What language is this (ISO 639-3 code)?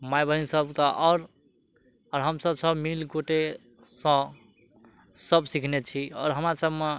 mai